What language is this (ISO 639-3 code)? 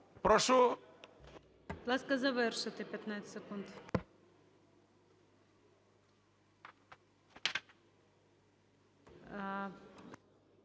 ukr